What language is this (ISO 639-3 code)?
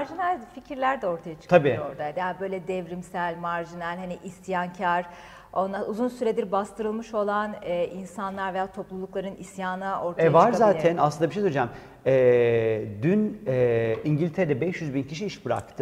tur